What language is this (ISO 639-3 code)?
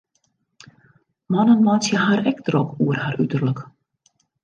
fry